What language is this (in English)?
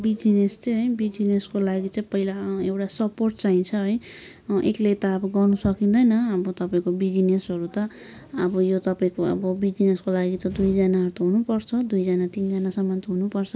Nepali